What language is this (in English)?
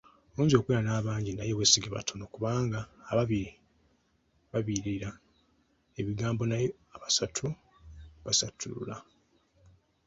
Ganda